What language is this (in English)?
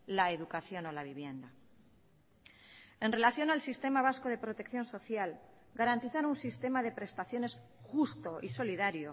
Spanish